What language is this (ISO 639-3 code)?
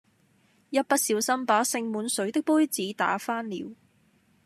yue